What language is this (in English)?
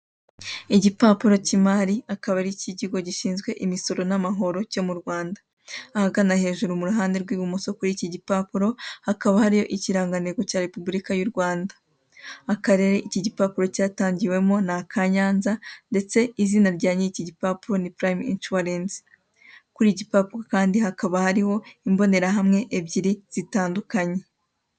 Kinyarwanda